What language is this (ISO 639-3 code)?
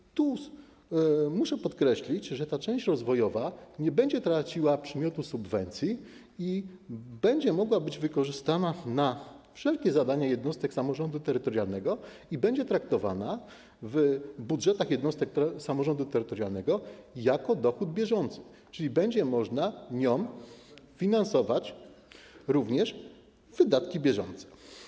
pol